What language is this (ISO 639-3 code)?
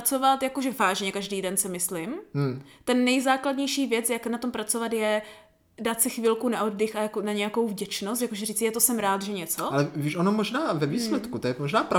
ces